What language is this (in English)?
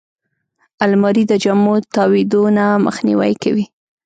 Pashto